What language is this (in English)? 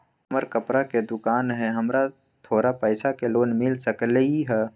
Magahi